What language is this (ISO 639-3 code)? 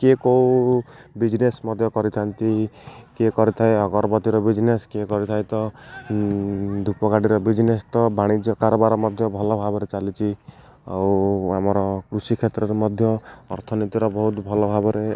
ori